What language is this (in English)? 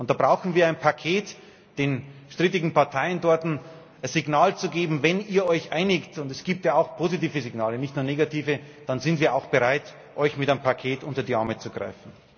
German